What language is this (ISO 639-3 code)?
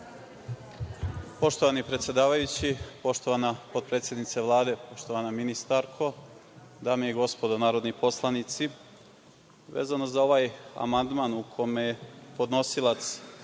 srp